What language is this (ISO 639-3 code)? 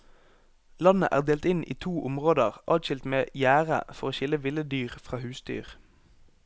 nor